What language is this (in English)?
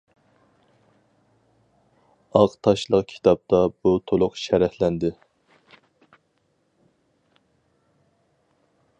Uyghur